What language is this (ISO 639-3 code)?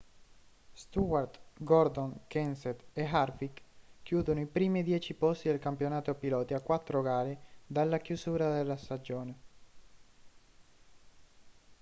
ita